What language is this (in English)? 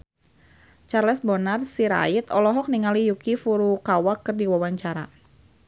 Sundanese